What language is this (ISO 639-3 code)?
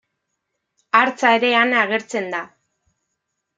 eus